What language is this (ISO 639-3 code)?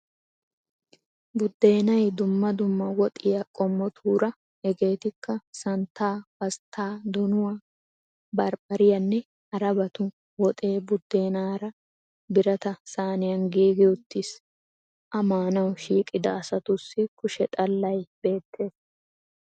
wal